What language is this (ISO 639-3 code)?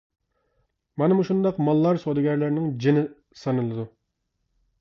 uig